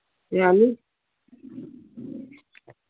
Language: Manipuri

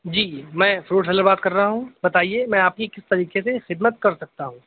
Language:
Urdu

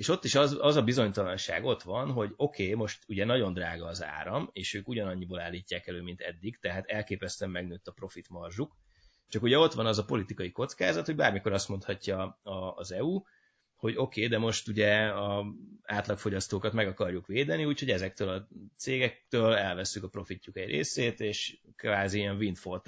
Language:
Hungarian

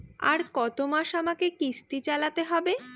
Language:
Bangla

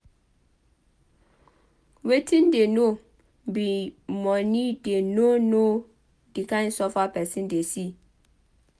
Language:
Nigerian Pidgin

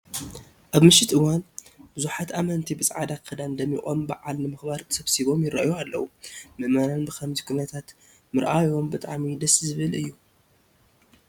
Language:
Tigrinya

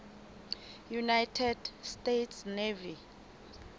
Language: Southern Sotho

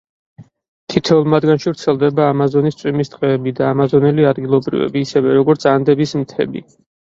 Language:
Georgian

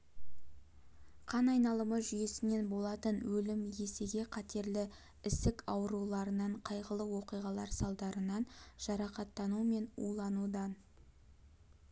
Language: Kazakh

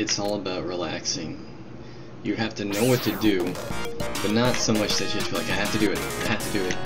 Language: English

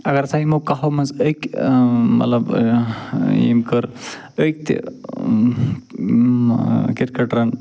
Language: Kashmiri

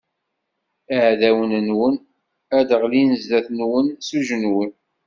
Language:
Kabyle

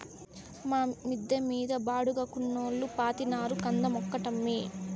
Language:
Telugu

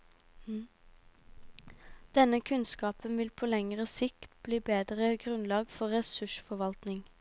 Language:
Norwegian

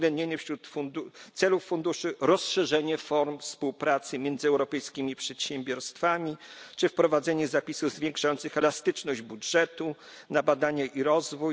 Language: Polish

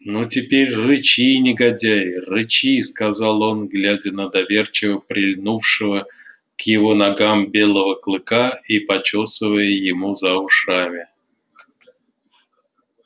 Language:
Russian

